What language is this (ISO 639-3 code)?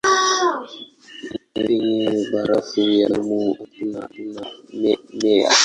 swa